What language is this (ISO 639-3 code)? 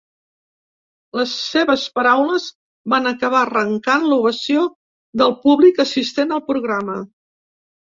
cat